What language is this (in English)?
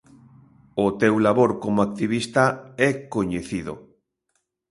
Galician